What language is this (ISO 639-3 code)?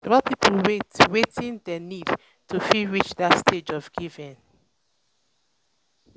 pcm